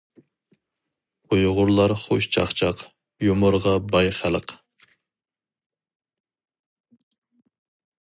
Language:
Uyghur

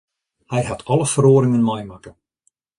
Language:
Western Frisian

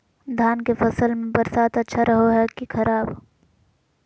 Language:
Magahi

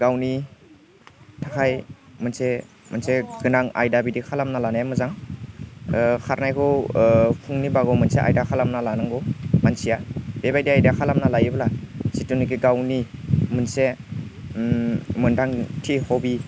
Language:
Bodo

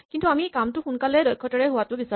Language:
Assamese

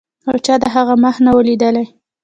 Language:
Pashto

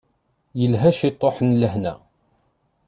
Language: Kabyle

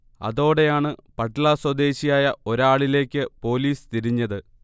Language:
Malayalam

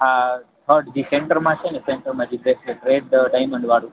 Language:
Gujarati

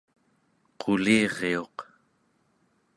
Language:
Central Yupik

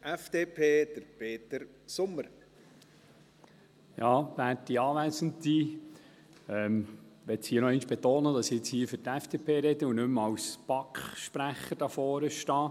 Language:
Swiss German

